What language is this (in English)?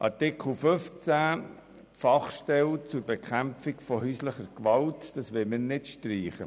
Swiss German